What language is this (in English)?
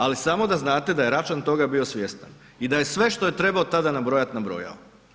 Croatian